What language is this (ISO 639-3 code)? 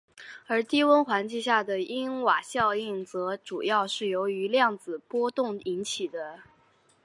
zho